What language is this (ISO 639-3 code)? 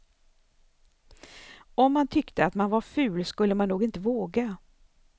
swe